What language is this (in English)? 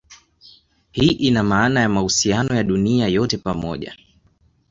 Swahili